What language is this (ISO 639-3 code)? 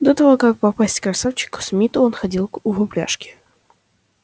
rus